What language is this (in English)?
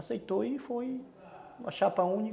Portuguese